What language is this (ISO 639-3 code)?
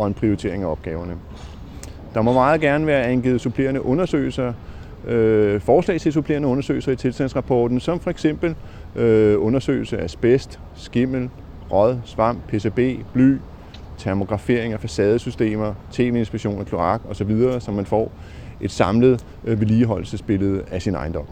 dan